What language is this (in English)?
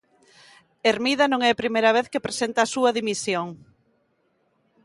Galician